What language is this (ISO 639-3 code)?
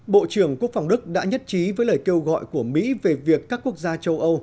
vie